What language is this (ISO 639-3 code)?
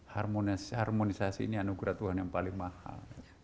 ind